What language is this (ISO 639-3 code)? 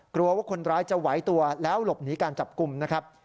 tha